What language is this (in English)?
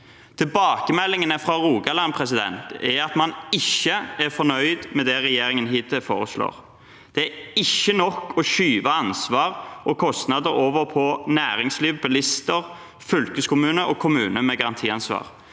Norwegian